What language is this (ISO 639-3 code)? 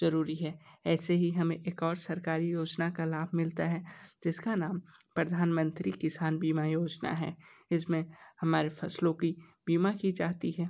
hin